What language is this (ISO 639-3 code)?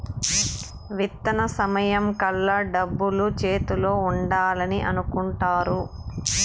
tel